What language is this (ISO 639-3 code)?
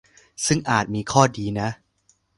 tha